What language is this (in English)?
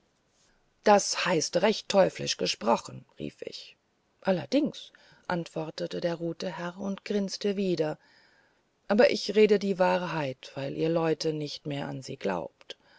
German